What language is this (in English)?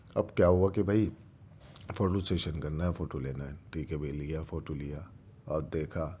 Urdu